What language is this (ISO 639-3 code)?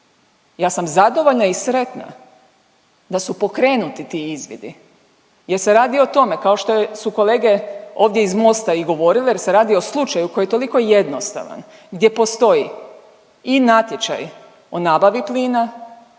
hrv